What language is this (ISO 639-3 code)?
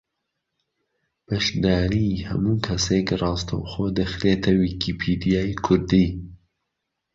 ckb